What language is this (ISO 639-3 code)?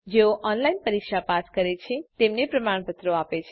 guj